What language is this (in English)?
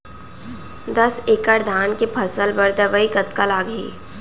Chhattisgarhi